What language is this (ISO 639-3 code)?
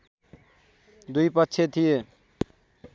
nep